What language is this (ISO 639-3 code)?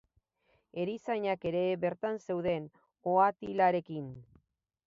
eus